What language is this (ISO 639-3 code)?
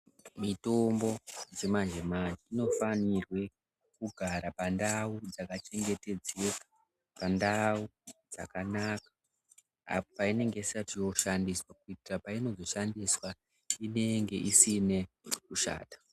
ndc